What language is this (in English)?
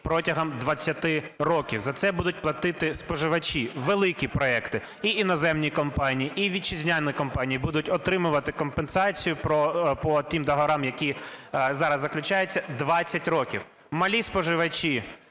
Ukrainian